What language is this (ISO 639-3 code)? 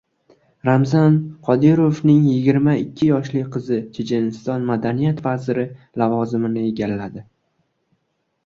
uzb